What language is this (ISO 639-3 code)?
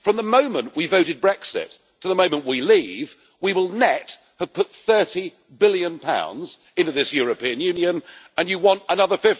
eng